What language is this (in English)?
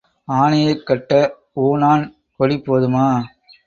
Tamil